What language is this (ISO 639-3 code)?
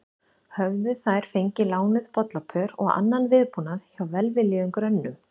isl